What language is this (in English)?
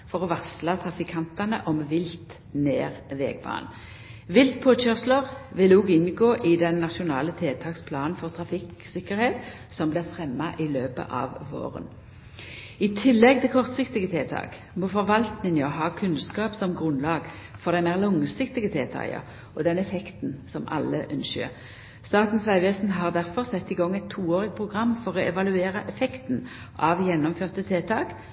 Norwegian Nynorsk